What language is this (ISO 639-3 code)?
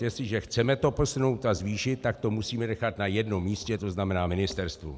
ces